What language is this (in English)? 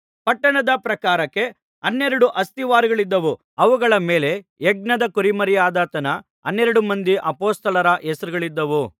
Kannada